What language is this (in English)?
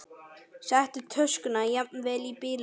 Icelandic